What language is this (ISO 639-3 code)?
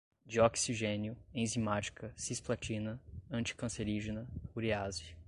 por